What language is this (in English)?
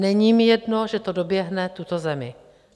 Czech